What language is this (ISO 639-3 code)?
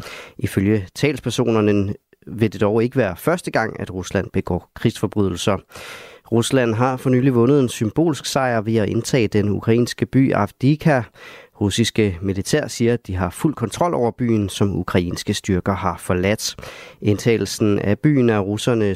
dan